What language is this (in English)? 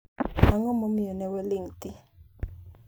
Luo (Kenya and Tanzania)